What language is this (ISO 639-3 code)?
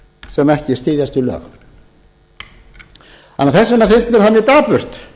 isl